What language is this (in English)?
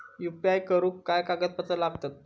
Marathi